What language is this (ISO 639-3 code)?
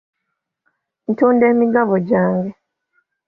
lug